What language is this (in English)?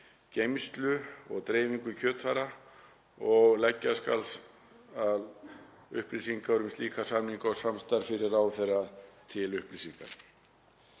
Icelandic